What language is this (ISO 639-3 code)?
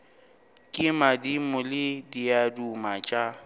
nso